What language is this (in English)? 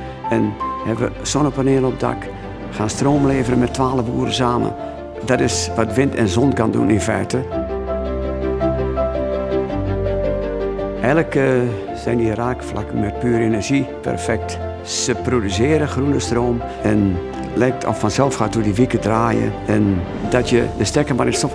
Dutch